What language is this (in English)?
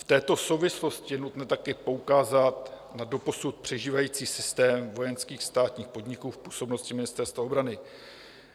Czech